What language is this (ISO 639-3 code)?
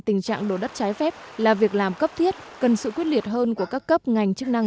vie